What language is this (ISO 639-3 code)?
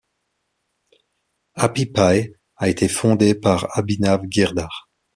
fra